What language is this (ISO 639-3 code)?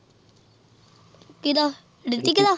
pan